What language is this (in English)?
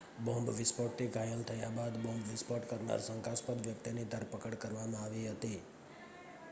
Gujarati